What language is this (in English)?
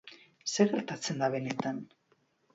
Basque